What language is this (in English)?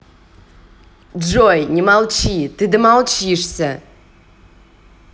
Russian